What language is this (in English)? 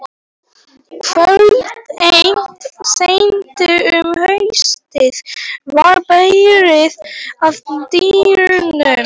Icelandic